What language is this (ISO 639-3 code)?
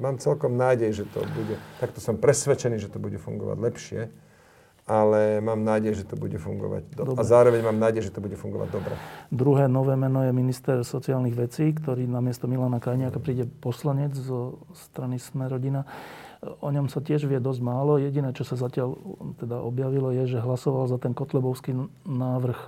slk